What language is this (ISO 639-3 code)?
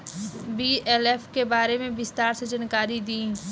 bho